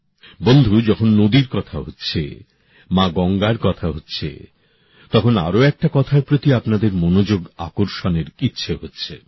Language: Bangla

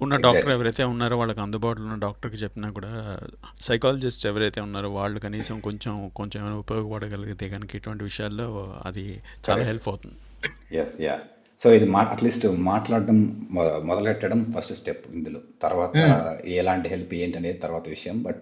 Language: Telugu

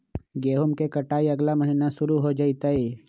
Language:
Magahi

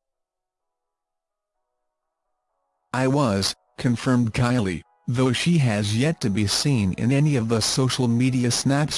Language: English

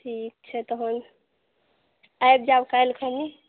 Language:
Maithili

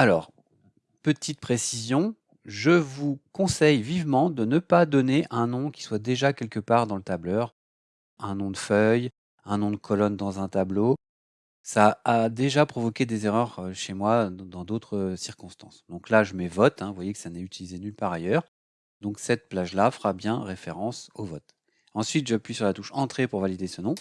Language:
French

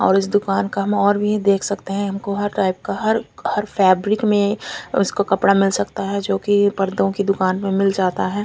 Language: Hindi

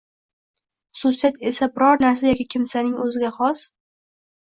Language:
Uzbek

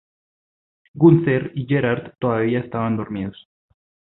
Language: Spanish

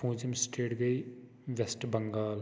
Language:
Kashmiri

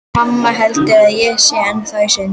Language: Icelandic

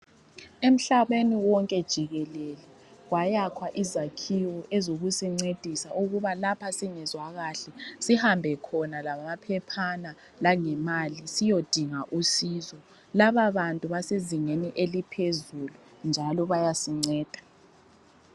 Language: North Ndebele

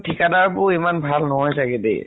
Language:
Assamese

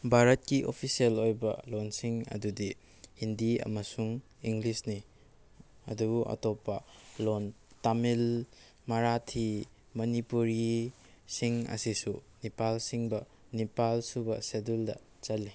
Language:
Manipuri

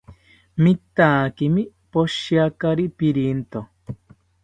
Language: South Ucayali Ashéninka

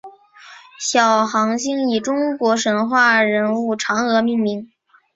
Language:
Chinese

